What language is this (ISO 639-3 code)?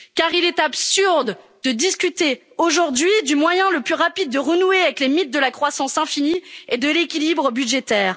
fra